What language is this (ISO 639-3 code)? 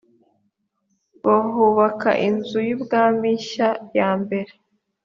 kin